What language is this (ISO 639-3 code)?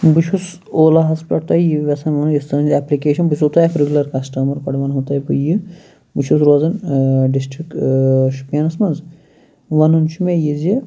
kas